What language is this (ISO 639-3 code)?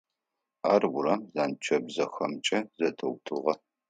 ady